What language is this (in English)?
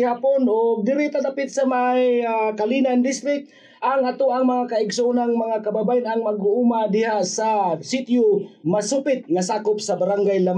Filipino